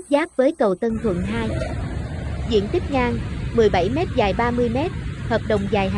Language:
Vietnamese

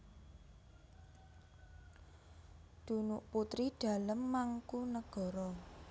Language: Javanese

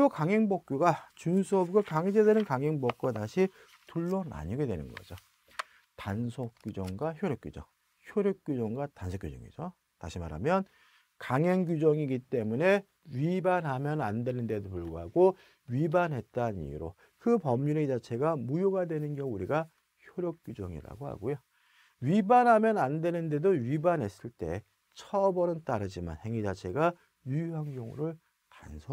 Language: Korean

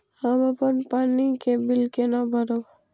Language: Maithili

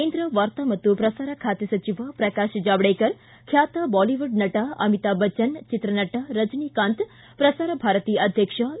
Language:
Kannada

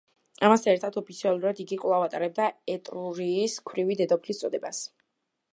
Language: Georgian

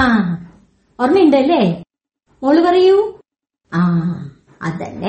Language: Malayalam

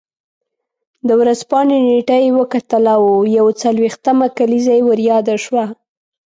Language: Pashto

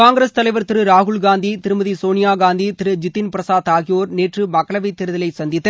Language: Tamil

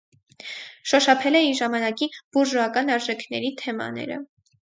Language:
Armenian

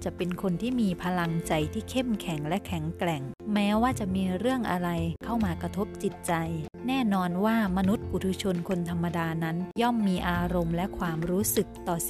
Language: Thai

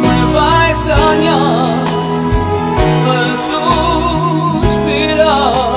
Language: Arabic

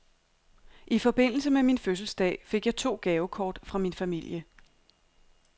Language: Danish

